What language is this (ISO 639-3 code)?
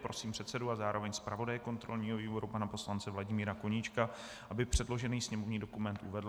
ces